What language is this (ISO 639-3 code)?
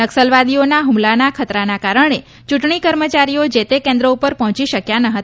guj